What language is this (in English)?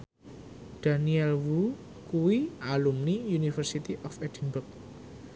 Javanese